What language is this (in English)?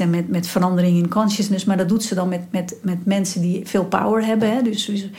Dutch